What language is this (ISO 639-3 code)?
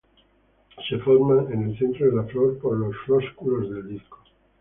spa